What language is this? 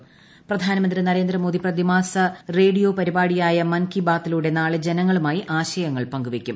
Malayalam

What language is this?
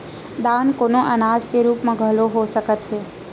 Chhattisgarhi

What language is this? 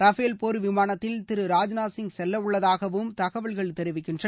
Tamil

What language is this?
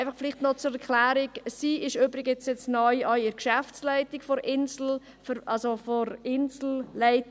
Swiss German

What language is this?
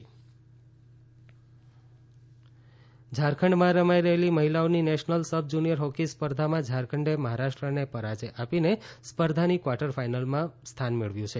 Gujarati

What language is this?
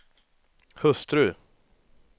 Swedish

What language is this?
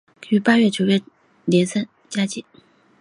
Chinese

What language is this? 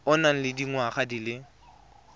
Tswana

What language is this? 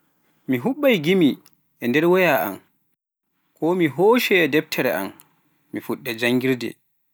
Pular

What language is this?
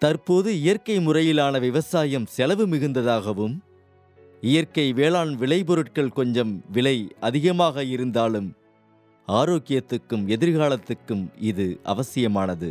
Tamil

